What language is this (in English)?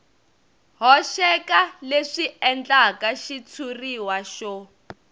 Tsonga